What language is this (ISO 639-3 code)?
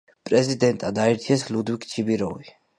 kat